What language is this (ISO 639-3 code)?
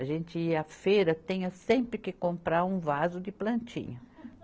por